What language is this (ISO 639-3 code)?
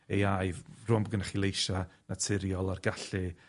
cym